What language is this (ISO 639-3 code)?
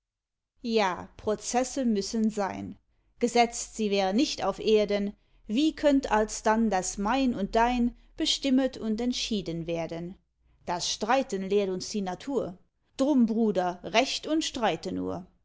deu